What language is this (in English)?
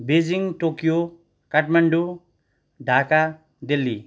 Nepali